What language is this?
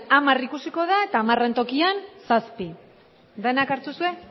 Basque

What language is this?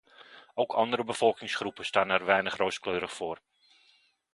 Dutch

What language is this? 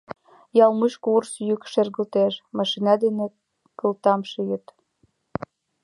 Mari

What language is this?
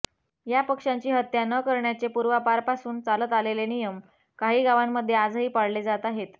Marathi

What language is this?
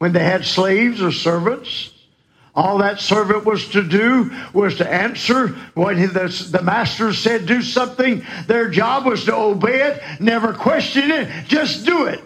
English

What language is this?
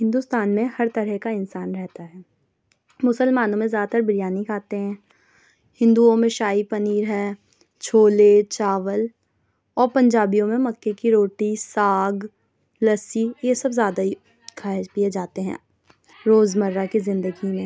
Urdu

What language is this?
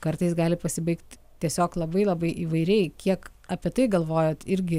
Lithuanian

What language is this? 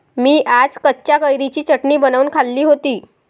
Marathi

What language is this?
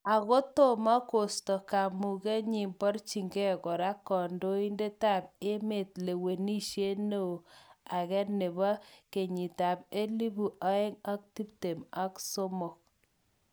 Kalenjin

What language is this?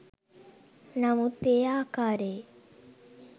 Sinhala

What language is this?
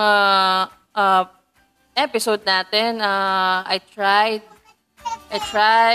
Filipino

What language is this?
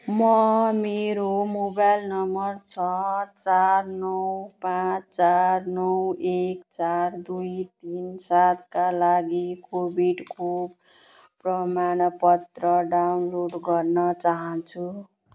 Nepali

